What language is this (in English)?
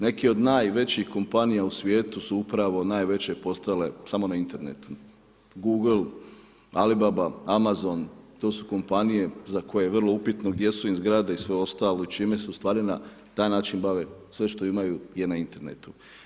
Croatian